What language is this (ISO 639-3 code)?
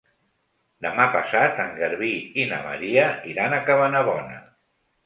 cat